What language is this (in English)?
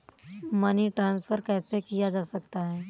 Hindi